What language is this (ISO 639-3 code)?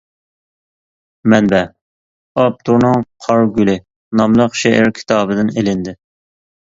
uig